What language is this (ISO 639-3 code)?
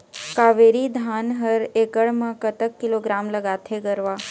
hne